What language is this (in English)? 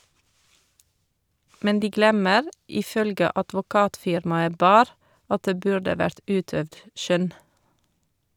Norwegian